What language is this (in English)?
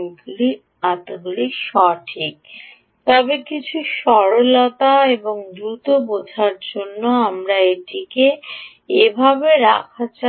Bangla